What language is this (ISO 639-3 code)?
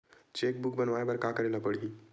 hne